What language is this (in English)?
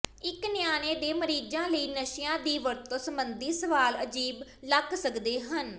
Punjabi